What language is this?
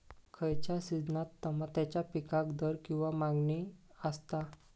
Marathi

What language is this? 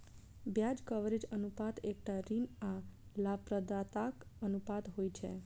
Maithili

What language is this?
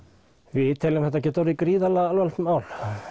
Icelandic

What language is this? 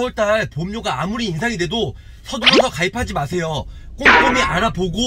Korean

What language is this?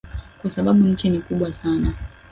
Swahili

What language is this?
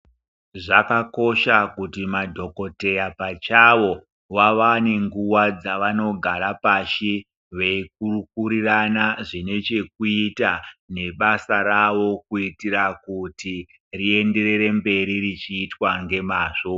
Ndau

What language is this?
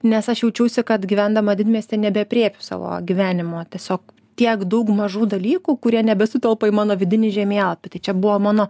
Lithuanian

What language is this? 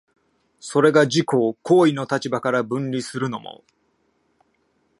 Japanese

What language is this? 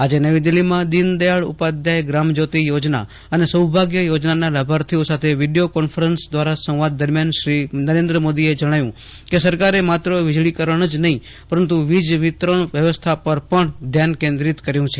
Gujarati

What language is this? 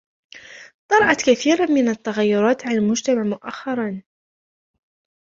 Arabic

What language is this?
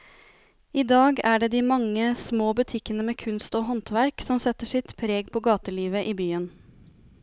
Norwegian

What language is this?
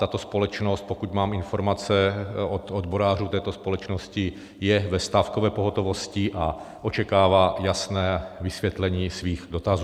Czech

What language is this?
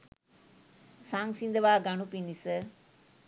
Sinhala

